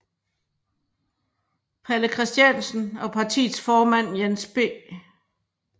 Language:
Danish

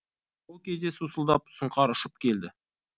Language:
Kazakh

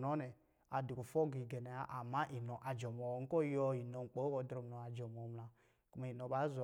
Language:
Lijili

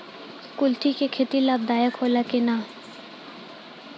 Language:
Bhojpuri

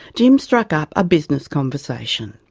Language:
English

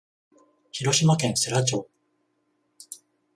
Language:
Japanese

